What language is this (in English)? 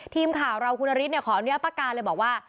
Thai